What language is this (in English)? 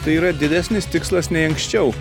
Lithuanian